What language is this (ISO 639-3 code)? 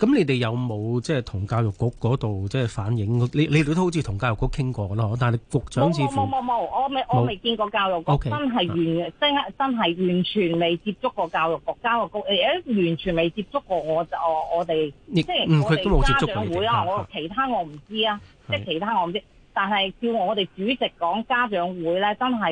zho